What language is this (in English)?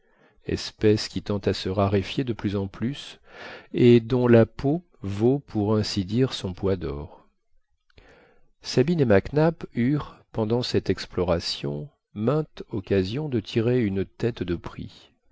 French